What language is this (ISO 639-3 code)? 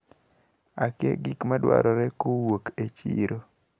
luo